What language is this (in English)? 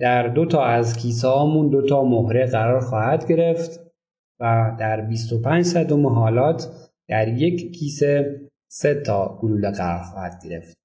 Persian